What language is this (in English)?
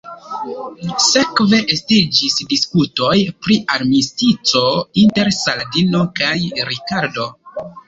Esperanto